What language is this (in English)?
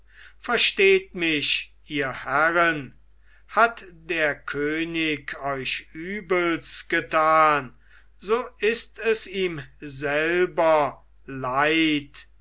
German